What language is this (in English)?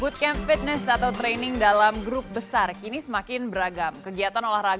Indonesian